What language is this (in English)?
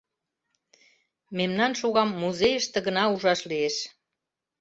Mari